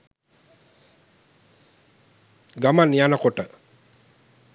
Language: Sinhala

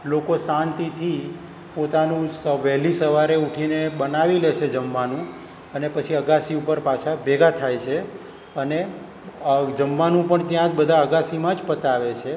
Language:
Gujarati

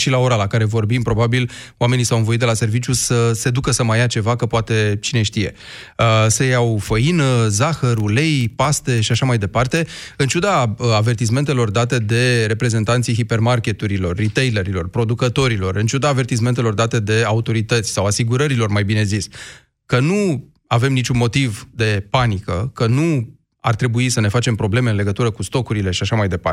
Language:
Romanian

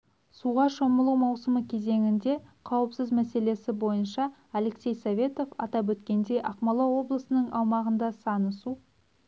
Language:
Kazakh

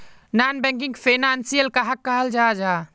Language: Magahi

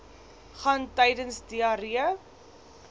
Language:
Afrikaans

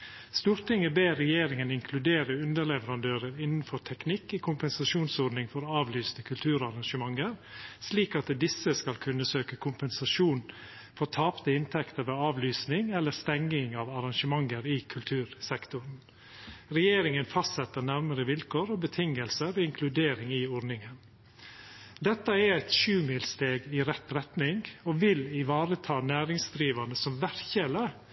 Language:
Norwegian Nynorsk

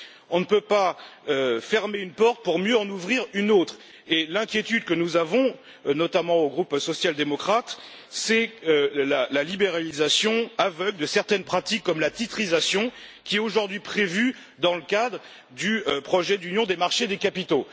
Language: French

